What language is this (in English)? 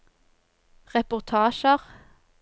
Norwegian